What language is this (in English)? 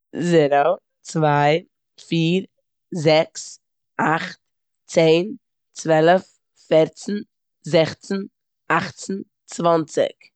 Yiddish